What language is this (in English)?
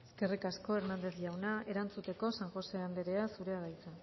Basque